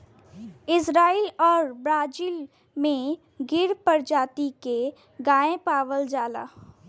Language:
Bhojpuri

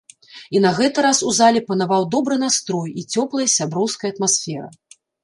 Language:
Belarusian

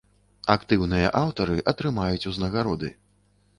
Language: Belarusian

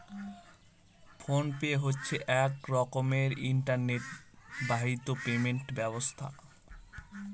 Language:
Bangla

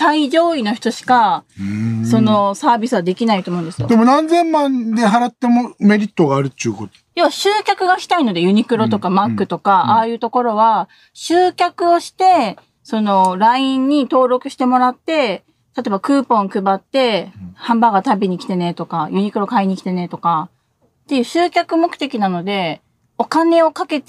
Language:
Japanese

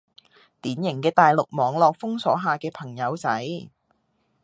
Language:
Cantonese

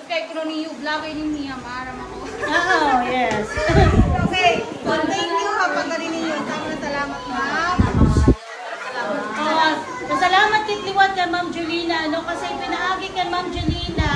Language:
Filipino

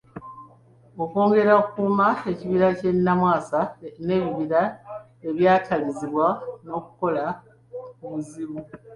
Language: Ganda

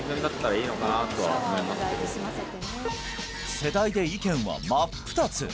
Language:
Japanese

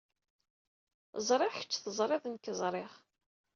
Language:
Kabyle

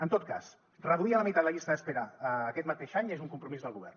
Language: Catalan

